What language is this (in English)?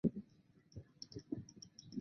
Chinese